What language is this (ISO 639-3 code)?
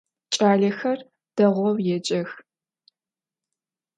ady